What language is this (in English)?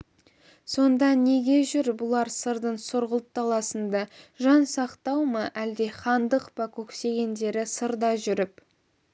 Kazakh